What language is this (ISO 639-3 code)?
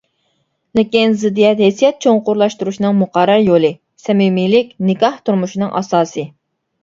uig